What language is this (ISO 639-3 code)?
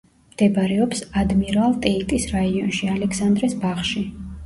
kat